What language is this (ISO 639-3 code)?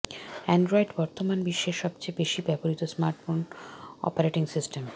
ben